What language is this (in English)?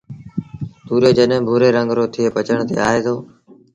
Sindhi Bhil